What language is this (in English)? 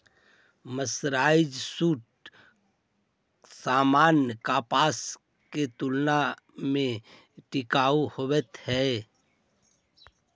Magahi